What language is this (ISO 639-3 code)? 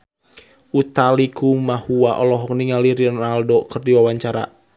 sun